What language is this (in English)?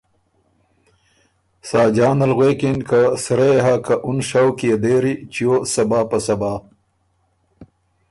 Ormuri